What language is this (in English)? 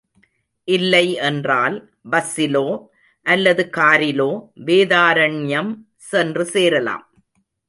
Tamil